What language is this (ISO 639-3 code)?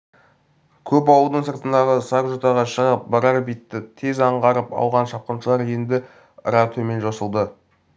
kaz